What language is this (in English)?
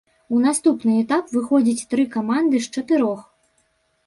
Belarusian